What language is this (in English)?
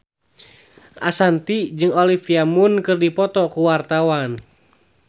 Sundanese